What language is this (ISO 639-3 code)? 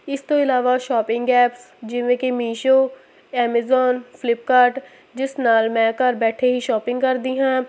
pan